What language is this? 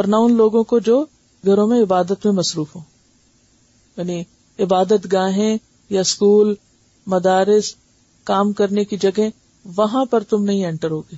Urdu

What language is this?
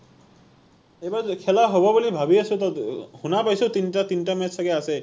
Assamese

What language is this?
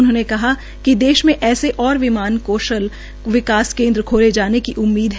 Hindi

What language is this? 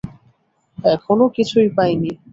Bangla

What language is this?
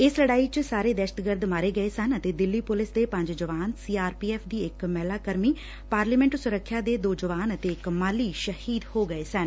Punjabi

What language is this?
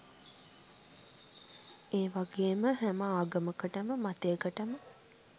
Sinhala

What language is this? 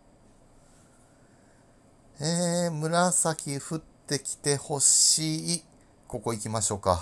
Japanese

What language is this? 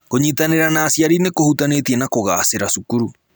Kikuyu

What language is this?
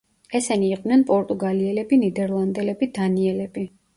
Georgian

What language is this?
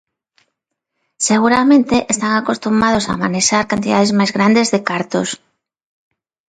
Galician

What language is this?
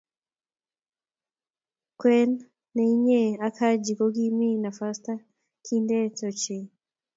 Kalenjin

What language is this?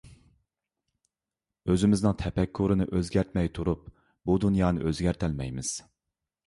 Uyghur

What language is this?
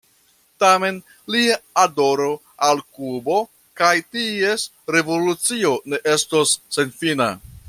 Esperanto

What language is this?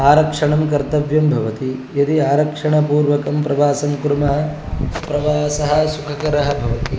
Sanskrit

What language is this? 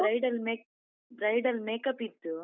Kannada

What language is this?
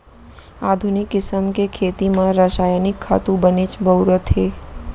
Chhattisgarhi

